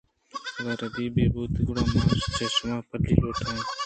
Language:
Eastern Balochi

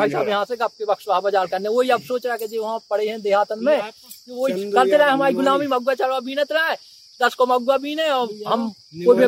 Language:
Hindi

